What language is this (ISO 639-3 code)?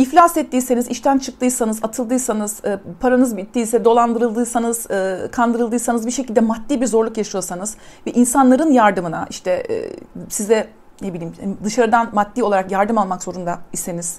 tur